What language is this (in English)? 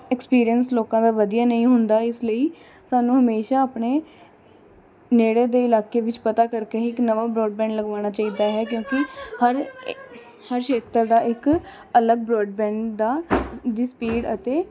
Punjabi